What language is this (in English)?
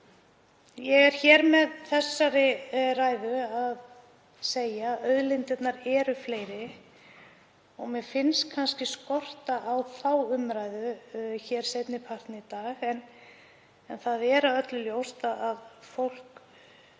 Icelandic